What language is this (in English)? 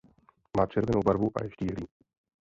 Czech